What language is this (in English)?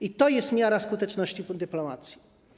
Polish